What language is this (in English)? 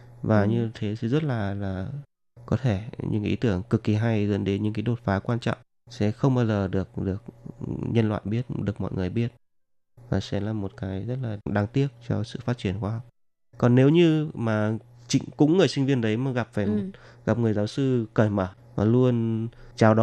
Vietnamese